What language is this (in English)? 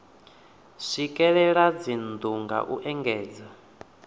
Venda